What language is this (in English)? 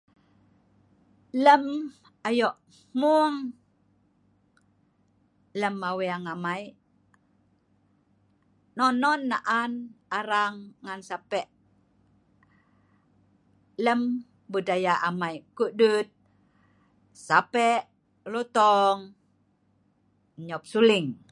Sa'ban